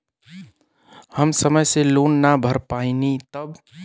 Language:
Bhojpuri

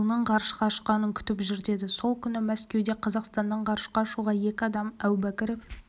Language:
Kazakh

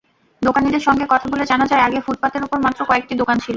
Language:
Bangla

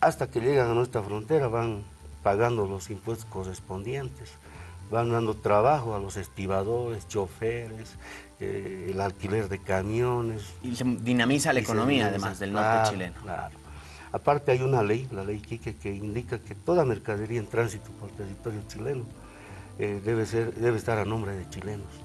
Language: Spanish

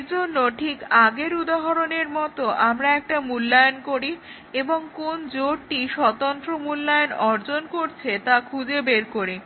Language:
Bangla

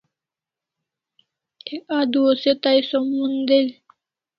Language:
Kalasha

